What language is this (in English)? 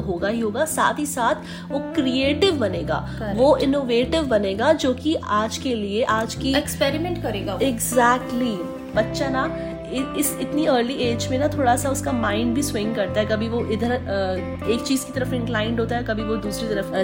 Hindi